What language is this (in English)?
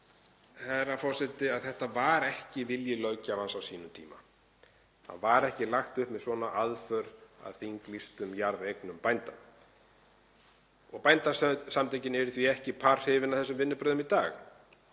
Icelandic